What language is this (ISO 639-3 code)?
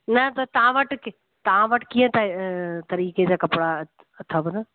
snd